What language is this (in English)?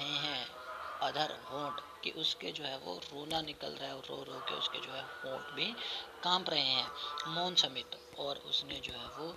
Hindi